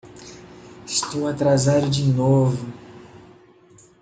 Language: Portuguese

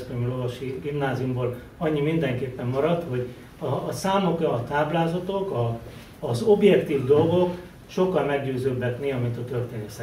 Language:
Hungarian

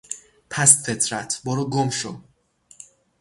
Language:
Persian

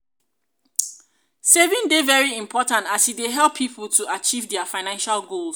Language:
Nigerian Pidgin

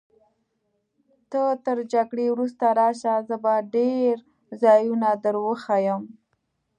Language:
Pashto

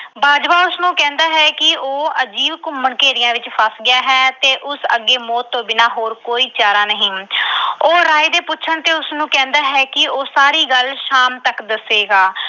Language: Punjabi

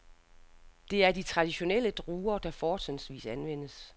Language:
Danish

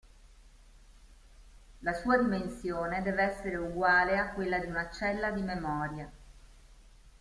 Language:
Italian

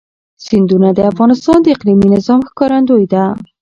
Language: Pashto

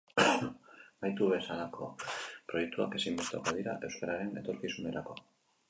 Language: Basque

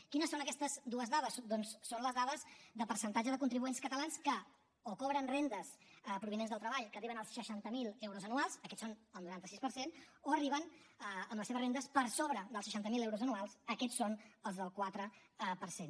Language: Catalan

